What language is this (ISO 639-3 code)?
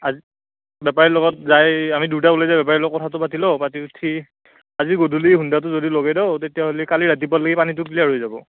asm